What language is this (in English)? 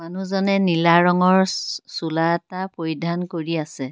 Assamese